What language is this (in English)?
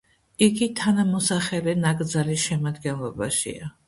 Georgian